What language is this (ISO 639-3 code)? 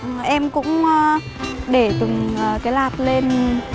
vie